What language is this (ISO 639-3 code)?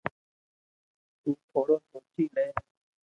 lrk